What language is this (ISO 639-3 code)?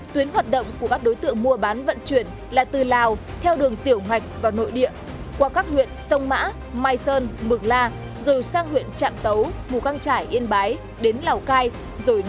vie